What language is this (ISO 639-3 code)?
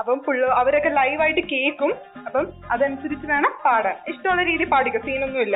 mal